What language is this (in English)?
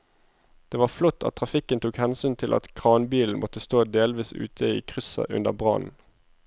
Norwegian